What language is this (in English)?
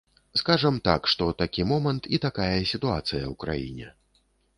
Belarusian